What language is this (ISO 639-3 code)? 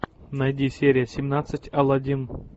rus